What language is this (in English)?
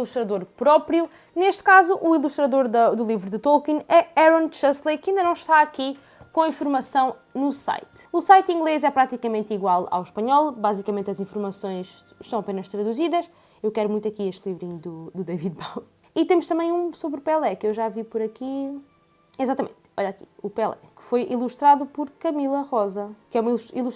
Portuguese